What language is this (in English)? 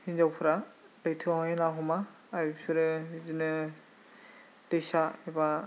Bodo